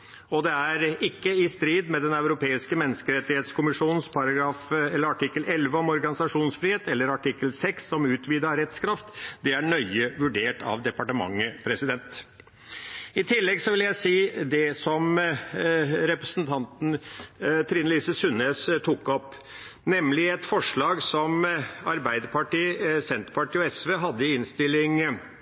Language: Norwegian Bokmål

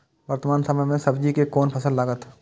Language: Maithili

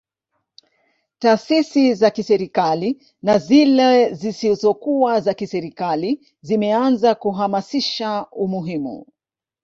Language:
Swahili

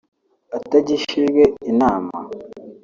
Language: Kinyarwanda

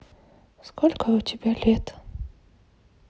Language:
Russian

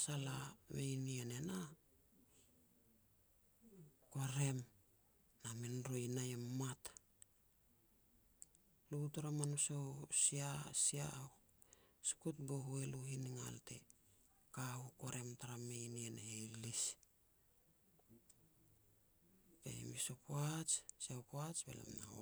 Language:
Petats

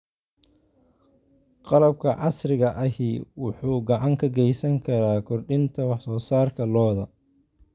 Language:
Somali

